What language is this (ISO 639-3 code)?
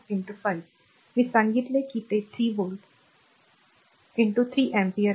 mar